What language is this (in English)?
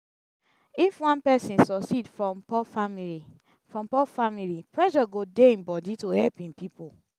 Nigerian Pidgin